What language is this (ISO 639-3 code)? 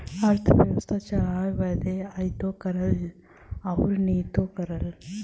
bho